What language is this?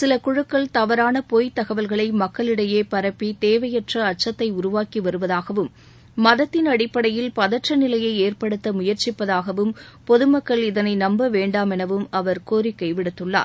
Tamil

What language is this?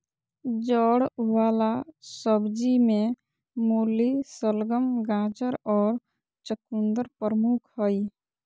Magahi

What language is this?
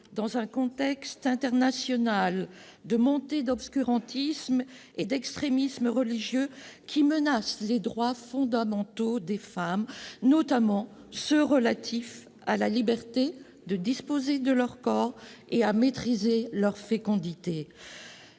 French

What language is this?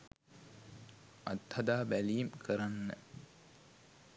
Sinhala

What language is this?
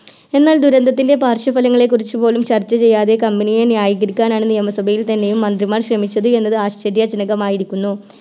Malayalam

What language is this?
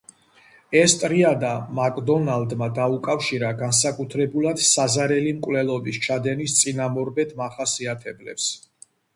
Georgian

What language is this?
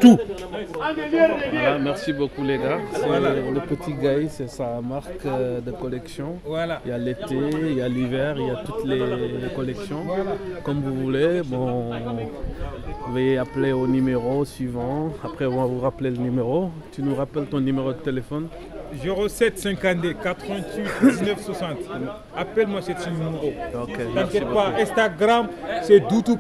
French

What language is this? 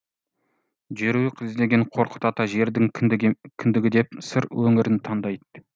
Kazakh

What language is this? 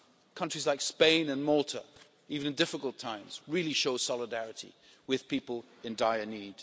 English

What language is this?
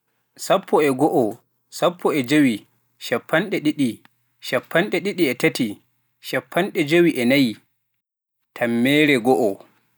Pular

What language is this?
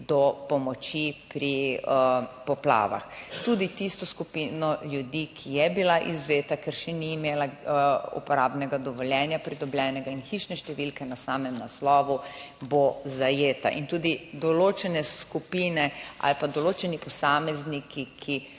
Slovenian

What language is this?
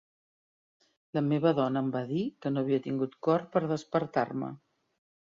Catalan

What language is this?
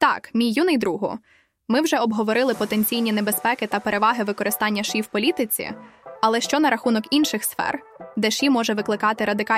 Ukrainian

